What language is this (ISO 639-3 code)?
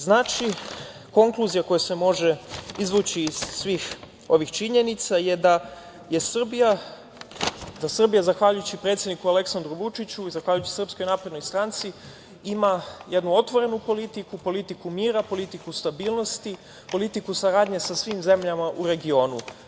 srp